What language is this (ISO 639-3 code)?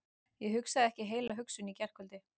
isl